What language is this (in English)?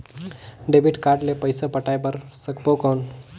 Chhattisgarhi